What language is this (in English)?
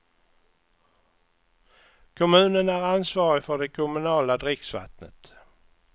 Swedish